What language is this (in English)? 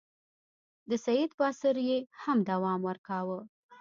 Pashto